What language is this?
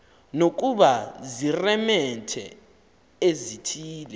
Xhosa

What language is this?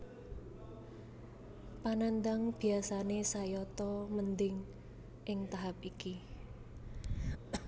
Javanese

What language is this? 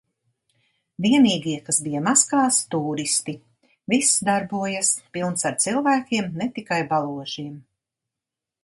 Latvian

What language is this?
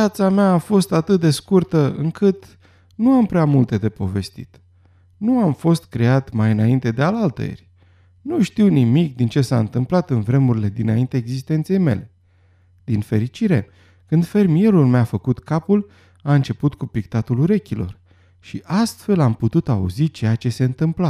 Romanian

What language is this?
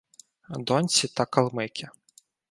Ukrainian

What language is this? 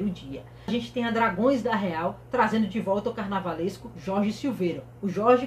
Portuguese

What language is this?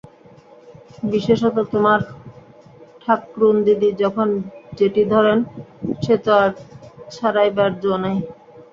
Bangla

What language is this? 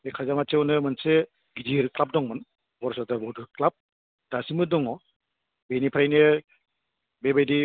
Bodo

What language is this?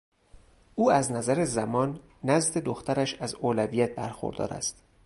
Persian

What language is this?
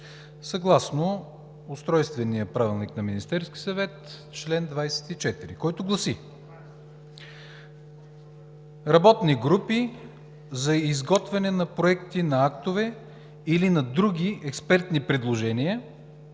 Bulgarian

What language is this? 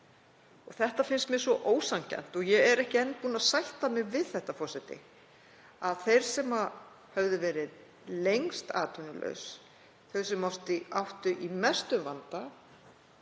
Icelandic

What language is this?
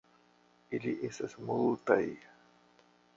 Esperanto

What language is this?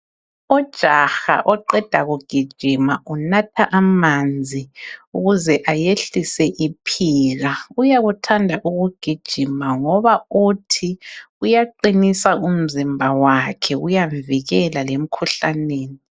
North Ndebele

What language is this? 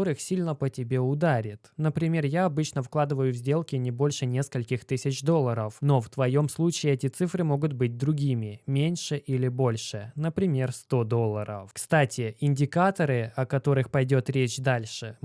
Russian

